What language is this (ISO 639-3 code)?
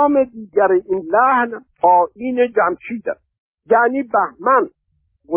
fas